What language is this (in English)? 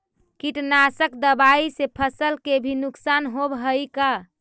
Magahi